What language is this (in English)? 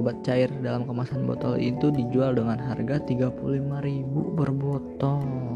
Indonesian